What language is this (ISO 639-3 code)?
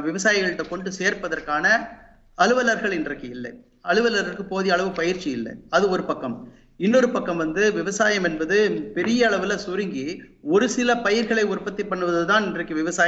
tam